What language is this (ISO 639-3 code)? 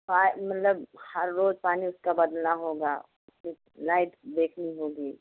hin